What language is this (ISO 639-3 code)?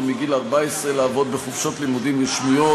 heb